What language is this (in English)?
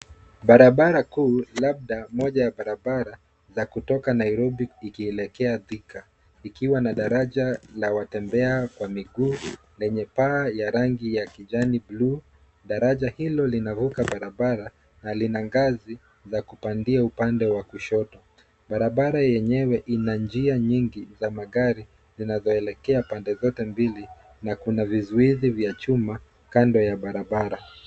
Swahili